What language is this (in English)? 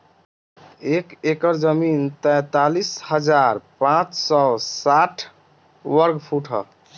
Bhojpuri